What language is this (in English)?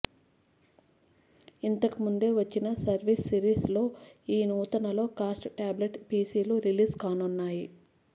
Telugu